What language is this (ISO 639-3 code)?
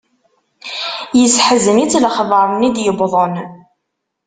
kab